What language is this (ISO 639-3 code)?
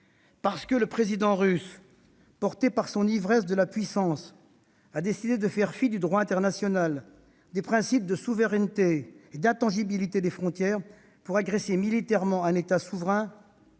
fra